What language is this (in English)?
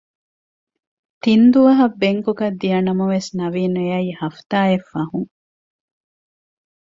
Divehi